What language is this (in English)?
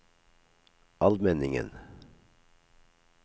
Norwegian